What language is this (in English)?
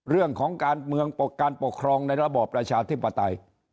Thai